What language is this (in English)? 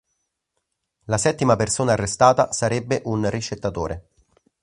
Italian